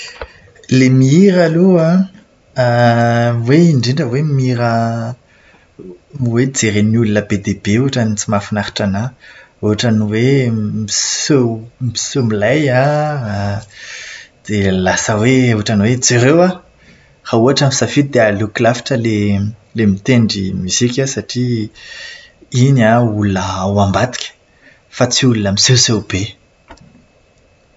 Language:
Malagasy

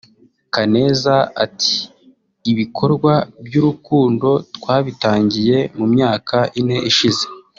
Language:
Kinyarwanda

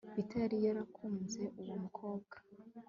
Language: Kinyarwanda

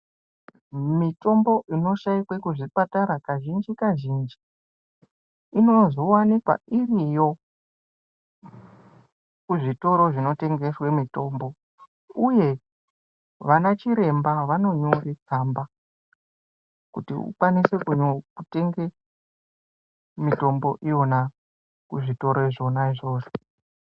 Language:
Ndau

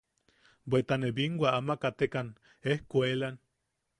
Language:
Yaqui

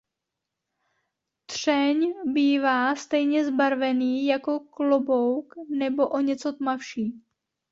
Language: Czech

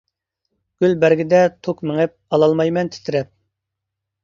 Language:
Uyghur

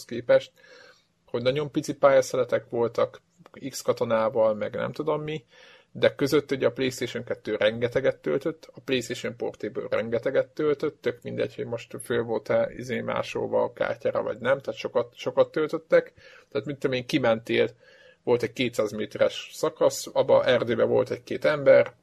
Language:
Hungarian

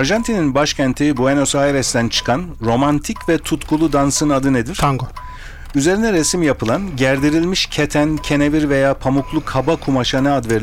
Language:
Turkish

